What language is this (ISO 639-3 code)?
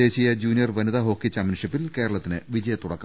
mal